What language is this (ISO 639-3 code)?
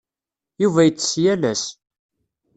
kab